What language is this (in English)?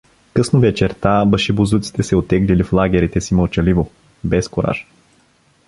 Bulgarian